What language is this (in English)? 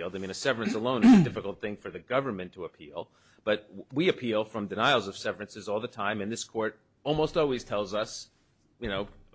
English